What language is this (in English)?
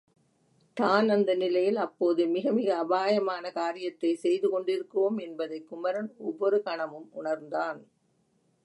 Tamil